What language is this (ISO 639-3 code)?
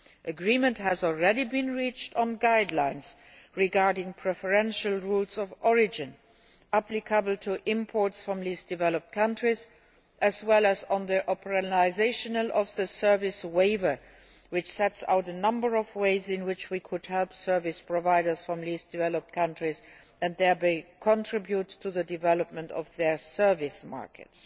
eng